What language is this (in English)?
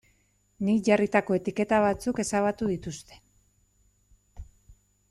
Basque